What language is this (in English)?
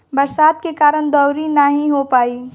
Bhojpuri